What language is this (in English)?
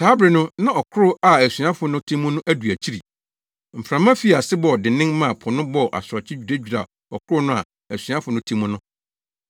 Akan